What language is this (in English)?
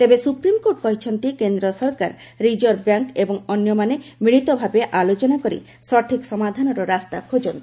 Odia